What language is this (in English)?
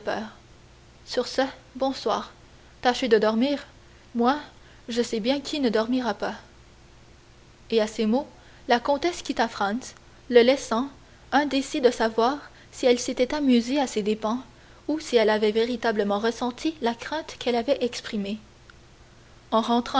French